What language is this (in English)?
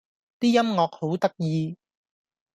Cantonese